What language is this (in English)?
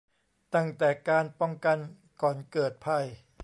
Thai